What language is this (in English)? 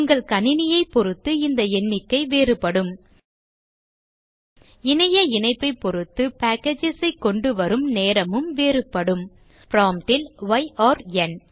Tamil